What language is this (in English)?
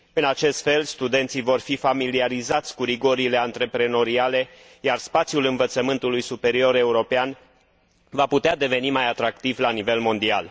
Romanian